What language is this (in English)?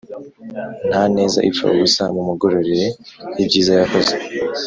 Kinyarwanda